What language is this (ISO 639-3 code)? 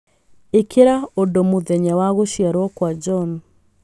kik